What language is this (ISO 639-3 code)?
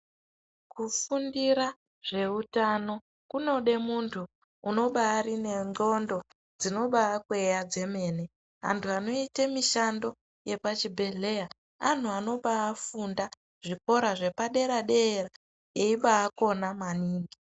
ndc